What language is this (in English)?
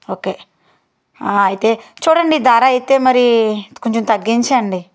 Telugu